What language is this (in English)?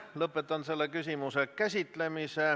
Estonian